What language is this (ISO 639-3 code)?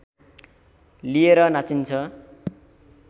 nep